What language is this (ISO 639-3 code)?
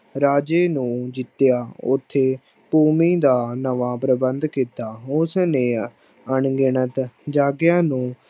pan